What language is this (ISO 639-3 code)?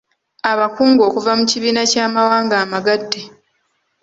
lug